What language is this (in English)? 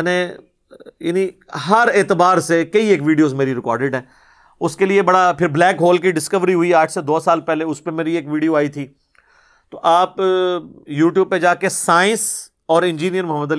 Urdu